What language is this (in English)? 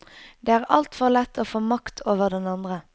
Norwegian